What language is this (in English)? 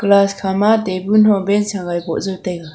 Wancho Naga